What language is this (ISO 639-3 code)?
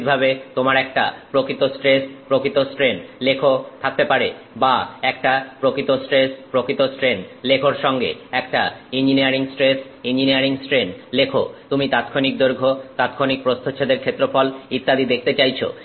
ben